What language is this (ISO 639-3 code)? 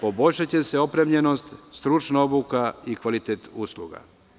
srp